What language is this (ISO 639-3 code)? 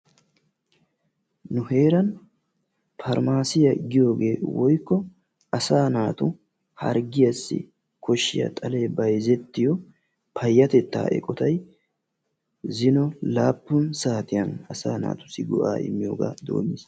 wal